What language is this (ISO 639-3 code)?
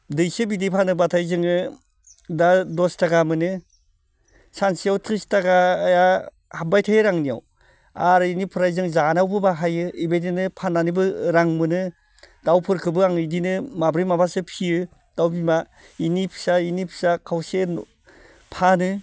brx